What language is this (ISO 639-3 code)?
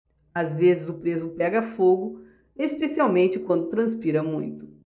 por